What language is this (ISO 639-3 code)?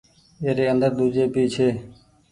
gig